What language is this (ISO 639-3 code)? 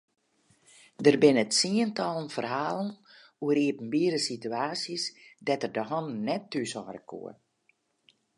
fry